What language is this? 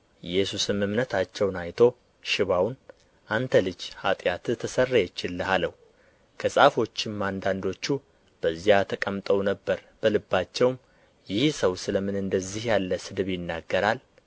Amharic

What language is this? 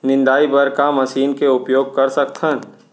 Chhattisgarhi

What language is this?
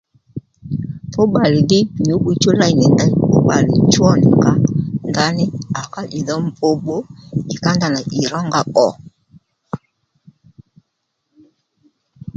Lendu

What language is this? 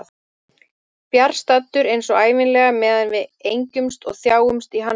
Icelandic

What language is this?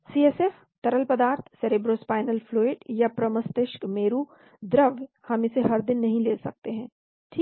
Hindi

